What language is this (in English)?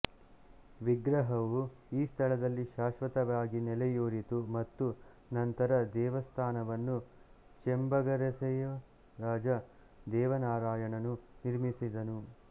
Kannada